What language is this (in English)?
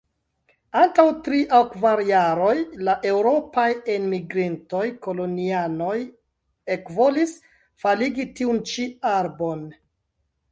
Esperanto